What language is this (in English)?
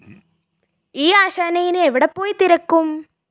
Malayalam